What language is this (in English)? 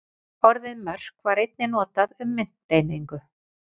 Icelandic